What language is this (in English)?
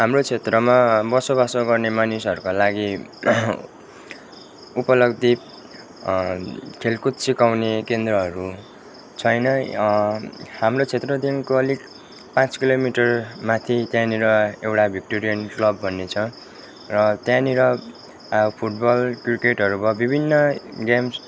Nepali